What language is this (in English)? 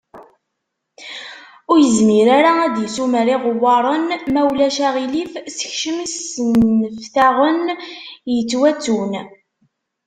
Kabyle